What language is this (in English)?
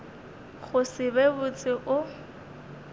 Northern Sotho